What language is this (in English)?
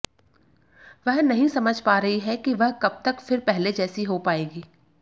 Hindi